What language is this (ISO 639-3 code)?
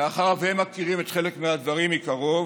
heb